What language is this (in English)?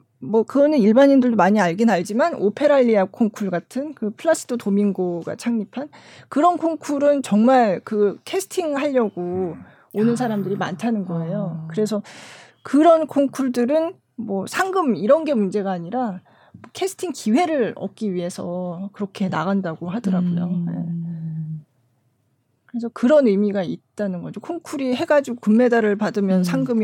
Korean